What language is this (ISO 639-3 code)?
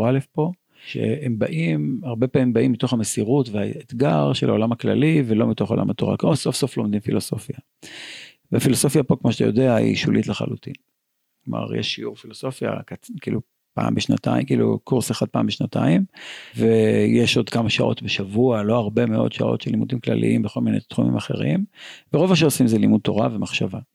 heb